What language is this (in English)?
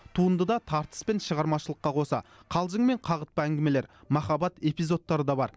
Kazakh